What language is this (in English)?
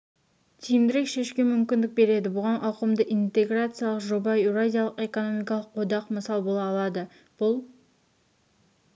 Kazakh